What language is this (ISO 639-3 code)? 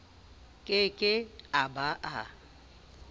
sot